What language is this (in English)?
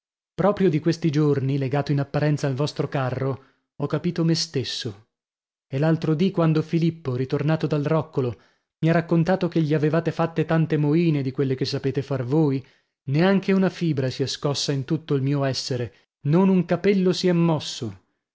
Italian